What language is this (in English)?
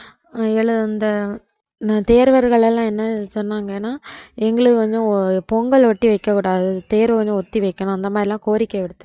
Tamil